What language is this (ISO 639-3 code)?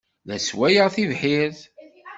kab